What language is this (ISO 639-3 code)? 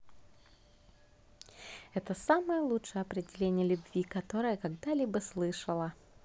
rus